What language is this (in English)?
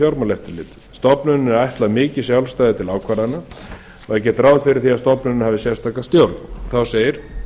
Icelandic